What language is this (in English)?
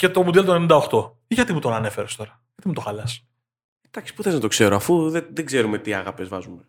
Greek